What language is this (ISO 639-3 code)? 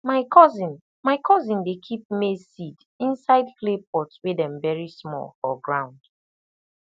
pcm